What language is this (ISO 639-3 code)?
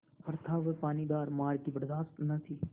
hin